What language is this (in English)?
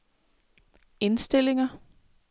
Danish